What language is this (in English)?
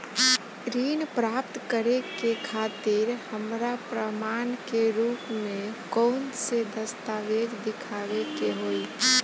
Bhojpuri